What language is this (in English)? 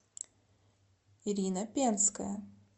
Russian